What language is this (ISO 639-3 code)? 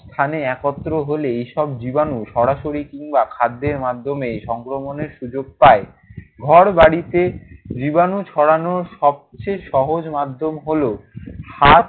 ben